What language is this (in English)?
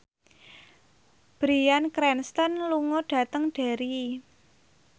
Javanese